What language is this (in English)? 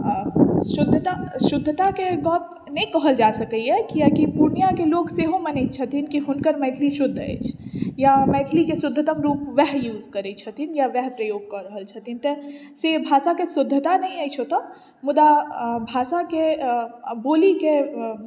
Maithili